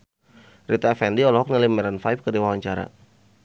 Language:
Sundanese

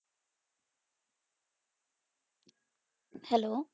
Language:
Punjabi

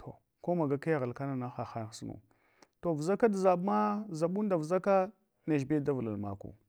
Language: Hwana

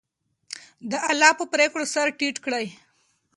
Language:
Pashto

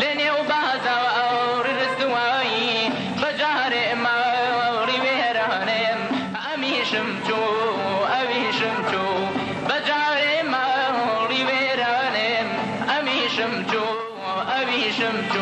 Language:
Arabic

